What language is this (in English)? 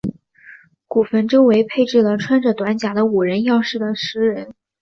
Chinese